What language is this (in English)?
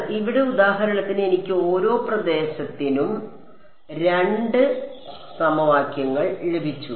Malayalam